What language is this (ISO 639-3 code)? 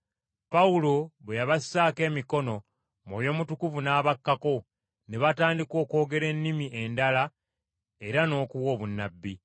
lug